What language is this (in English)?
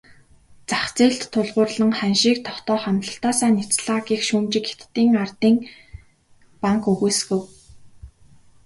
Mongolian